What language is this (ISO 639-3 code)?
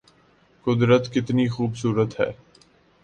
urd